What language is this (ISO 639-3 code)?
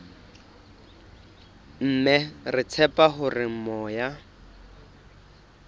sot